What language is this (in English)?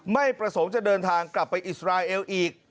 Thai